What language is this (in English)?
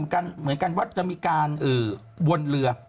Thai